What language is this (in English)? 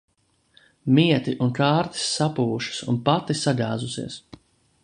Latvian